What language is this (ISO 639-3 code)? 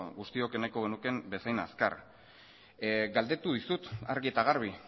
eus